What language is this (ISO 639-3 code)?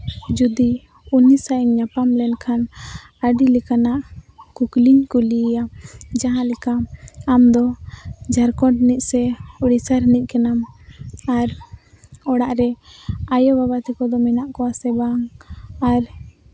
sat